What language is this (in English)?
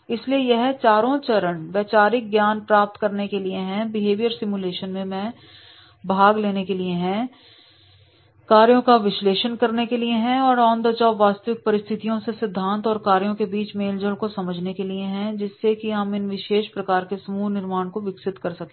Hindi